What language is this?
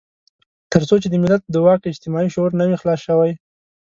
Pashto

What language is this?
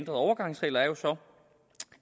Danish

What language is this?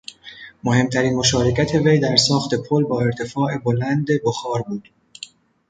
Persian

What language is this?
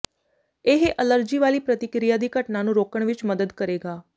Punjabi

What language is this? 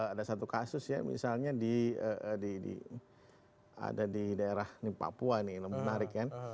Indonesian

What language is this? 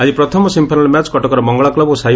Odia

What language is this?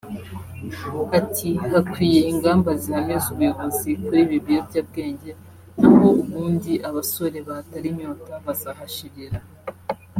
Kinyarwanda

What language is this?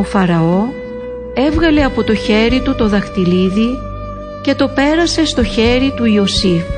Greek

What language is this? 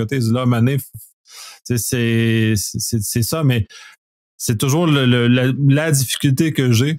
French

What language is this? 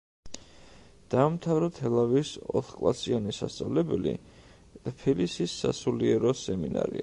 Georgian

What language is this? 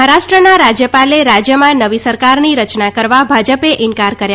Gujarati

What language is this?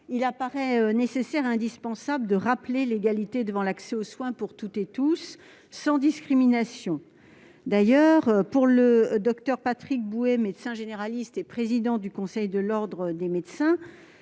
French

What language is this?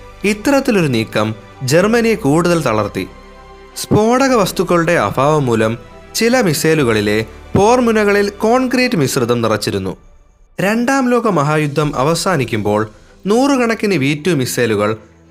Malayalam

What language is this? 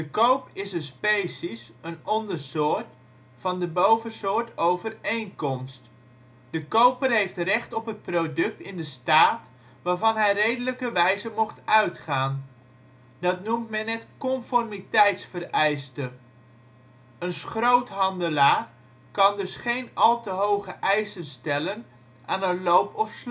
Dutch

